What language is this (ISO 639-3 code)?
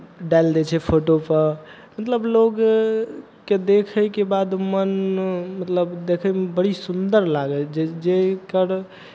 mai